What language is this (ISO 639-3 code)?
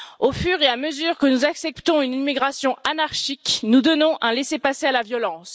fra